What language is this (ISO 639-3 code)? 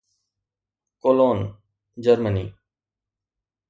snd